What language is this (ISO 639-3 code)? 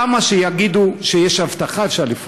heb